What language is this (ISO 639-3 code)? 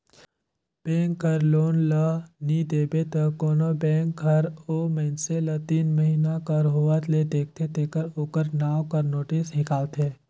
hne